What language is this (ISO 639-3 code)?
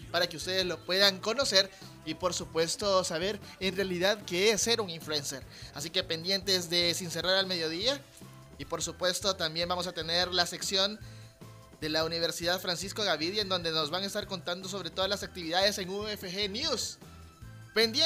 spa